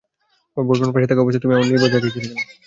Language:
Bangla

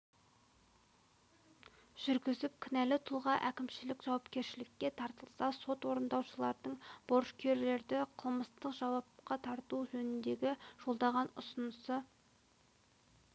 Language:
Kazakh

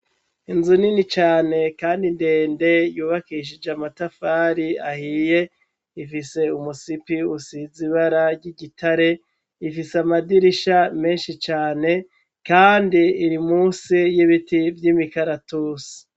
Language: Rundi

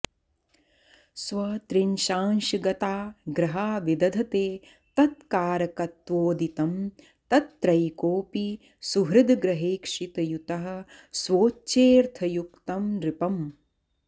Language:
Sanskrit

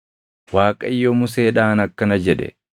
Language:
Oromo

